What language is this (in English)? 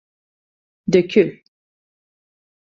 Turkish